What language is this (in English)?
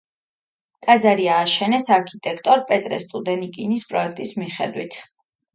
Georgian